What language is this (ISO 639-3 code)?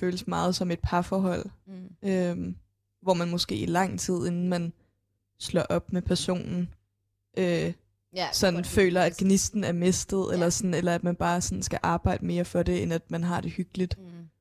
dan